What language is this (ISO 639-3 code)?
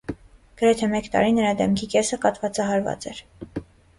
hye